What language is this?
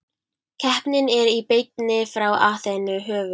Icelandic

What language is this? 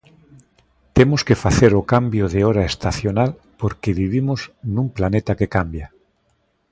Galician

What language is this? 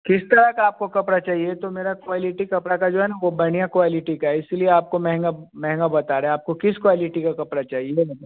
Hindi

